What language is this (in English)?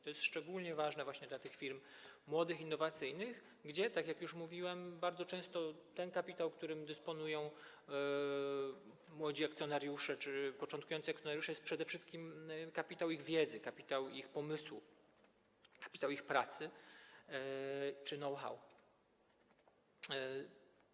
Polish